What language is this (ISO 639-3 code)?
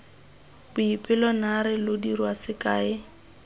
tsn